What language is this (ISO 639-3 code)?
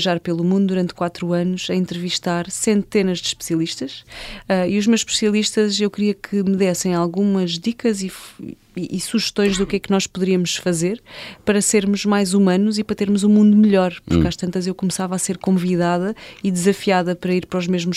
por